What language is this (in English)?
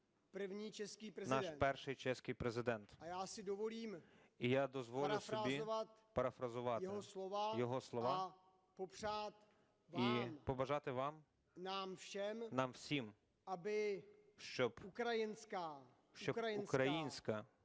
Ukrainian